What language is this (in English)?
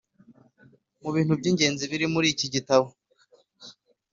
Kinyarwanda